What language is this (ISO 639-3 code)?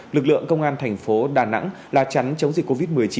vie